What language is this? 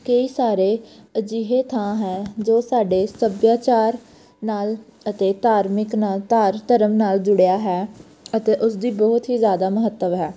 Punjabi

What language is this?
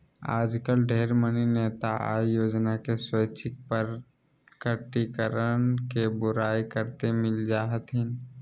Magahi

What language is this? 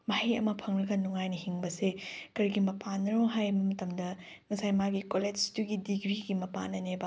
Manipuri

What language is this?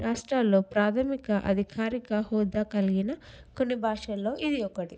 Telugu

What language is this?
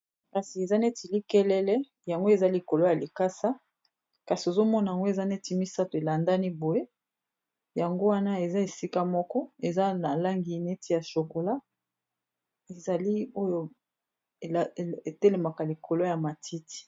Lingala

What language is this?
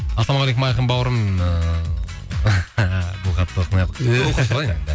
Kazakh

